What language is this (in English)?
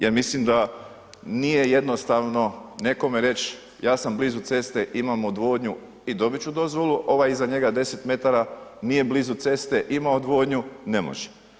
Croatian